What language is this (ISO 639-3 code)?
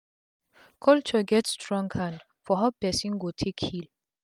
pcm